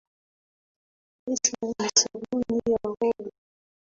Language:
Swahili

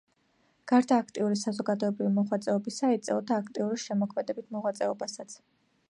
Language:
Georgian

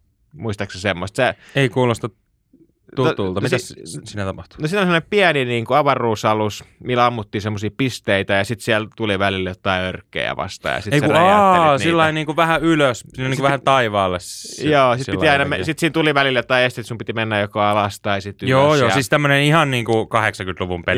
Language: Finnish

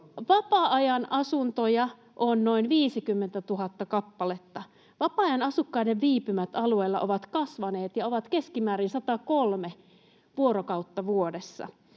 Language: Finnish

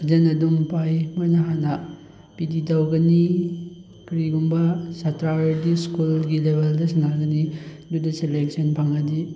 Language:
Manipuri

